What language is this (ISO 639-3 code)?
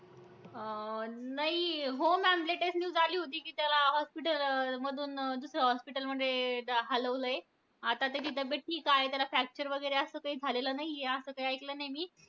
mar